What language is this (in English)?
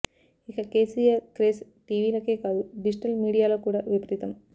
Telugu